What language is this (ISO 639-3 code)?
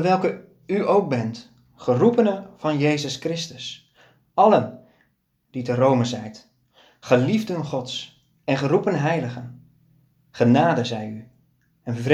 nld